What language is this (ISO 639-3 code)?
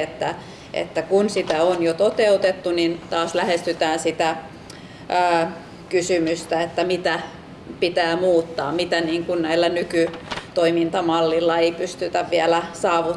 fin